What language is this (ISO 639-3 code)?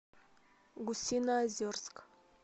rus